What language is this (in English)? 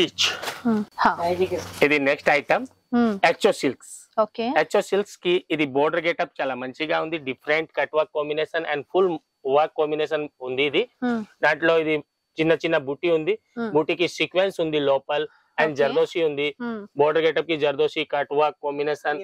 Telugu